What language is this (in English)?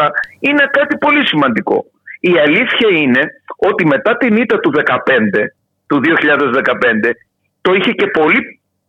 Greek